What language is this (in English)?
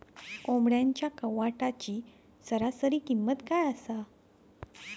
Marathi